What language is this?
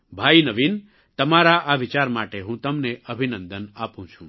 Gujarati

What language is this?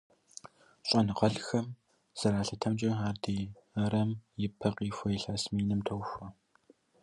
Kabardian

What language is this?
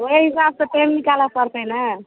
Maithili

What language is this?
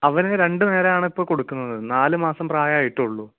Malayalam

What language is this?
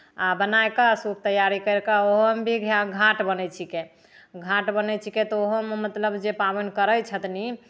Maithili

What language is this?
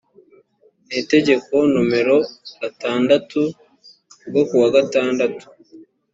Kinyarwanda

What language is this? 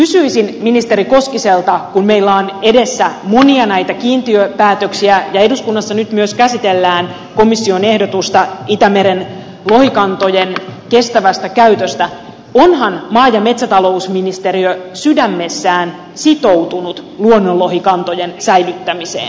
Finnish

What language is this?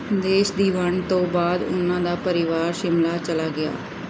Punjabi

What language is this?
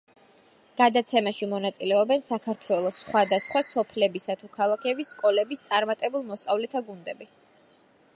Georgian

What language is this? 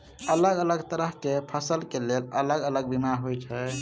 Maithili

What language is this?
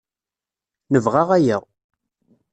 Kabyle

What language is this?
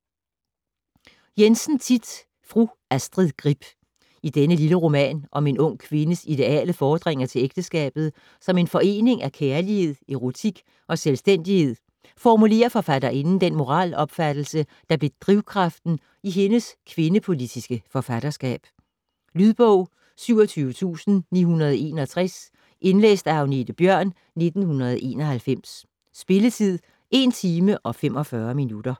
Danish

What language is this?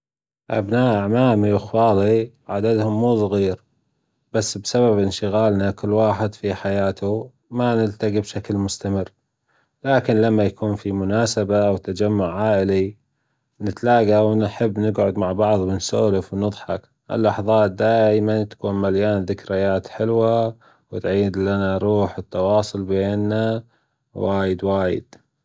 Gulf Arabic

